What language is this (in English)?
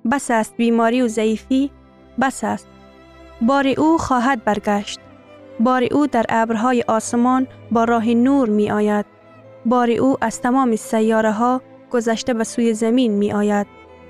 Persian